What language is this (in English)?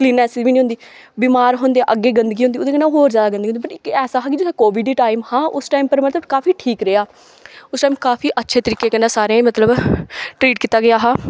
Dogri